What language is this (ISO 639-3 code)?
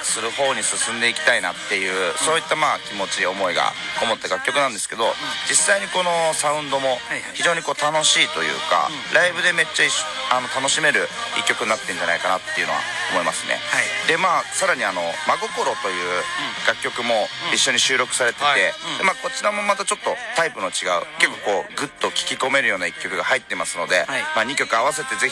jpn